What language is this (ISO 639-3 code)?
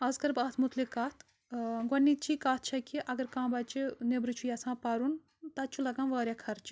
kas